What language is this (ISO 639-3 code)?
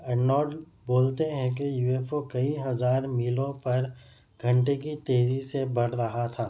urd